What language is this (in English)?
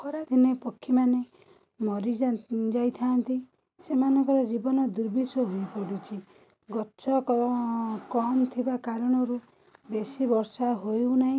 Odia